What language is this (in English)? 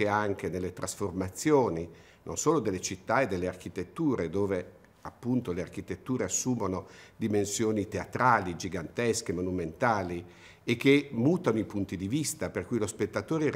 Italian